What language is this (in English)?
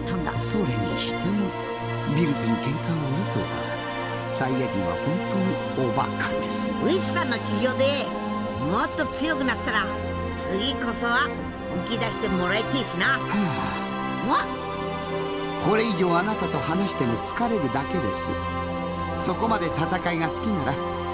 Japanese